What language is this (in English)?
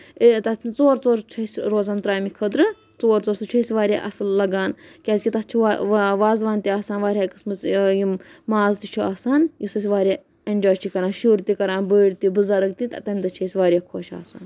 Kashmiri